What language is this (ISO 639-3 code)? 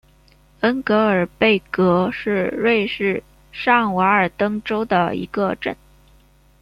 zho